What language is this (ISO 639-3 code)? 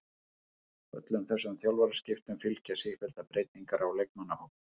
isl